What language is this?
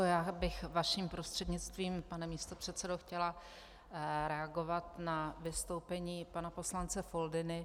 Czech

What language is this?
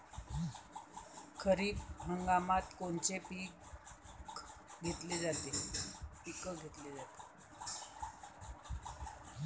Marathi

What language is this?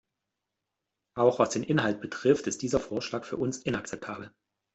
German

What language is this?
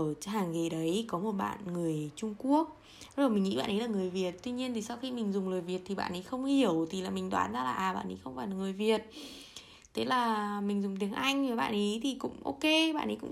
Vietnamese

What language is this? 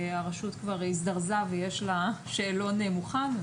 Hebrew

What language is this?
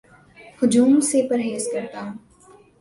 Urdu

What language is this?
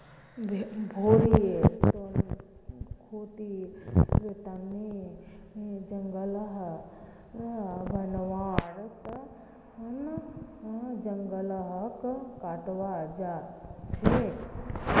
Magahi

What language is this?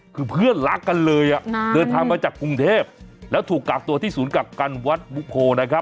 Thai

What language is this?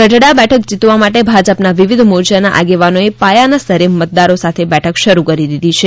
Gujarati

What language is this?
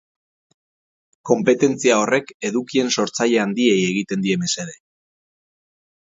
Basque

